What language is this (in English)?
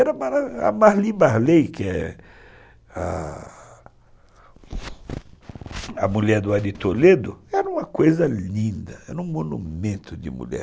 Portuguese